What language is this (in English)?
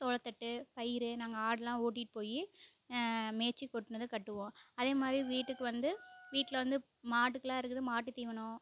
Tamil